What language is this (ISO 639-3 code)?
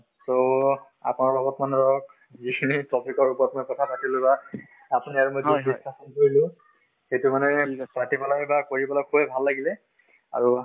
asm